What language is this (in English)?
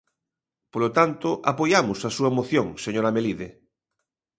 Galician